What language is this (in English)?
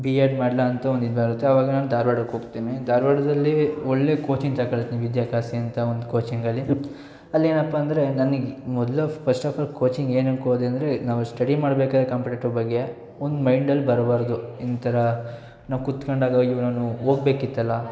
Kannada